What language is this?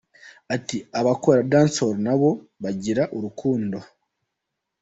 Kinyarwanda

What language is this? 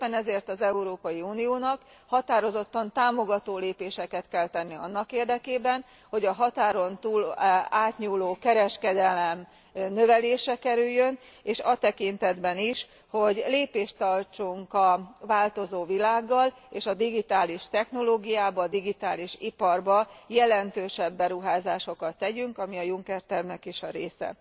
Hungarian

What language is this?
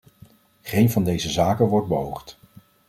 Dutch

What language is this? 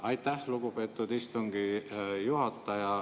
Estonian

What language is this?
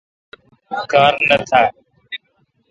Kalkoti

